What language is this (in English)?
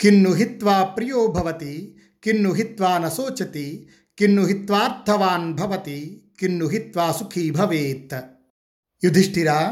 Telugu